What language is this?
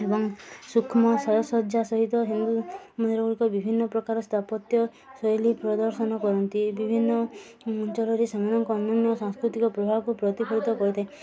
Odia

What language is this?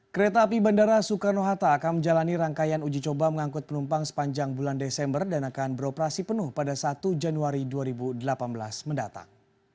Indonesian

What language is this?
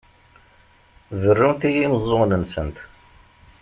Kabyle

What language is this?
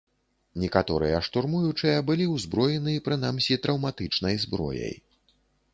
Belarusian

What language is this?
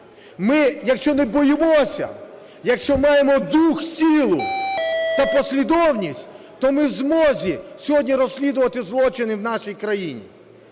Ukrainian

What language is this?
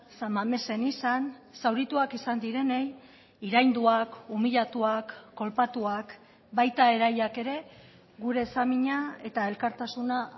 Basque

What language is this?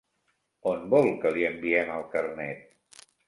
Catalan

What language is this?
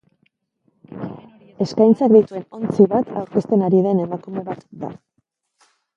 Basque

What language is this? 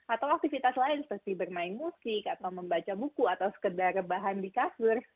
Indonesian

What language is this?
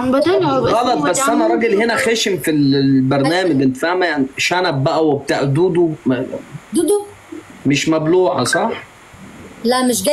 Arabic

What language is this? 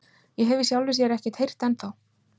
Icelandic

